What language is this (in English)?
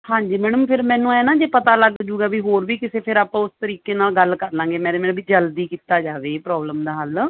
Punjabi